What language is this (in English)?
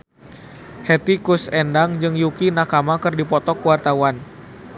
Sundanese